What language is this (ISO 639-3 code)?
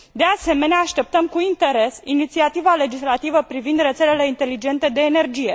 ron